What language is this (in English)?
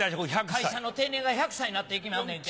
Japanese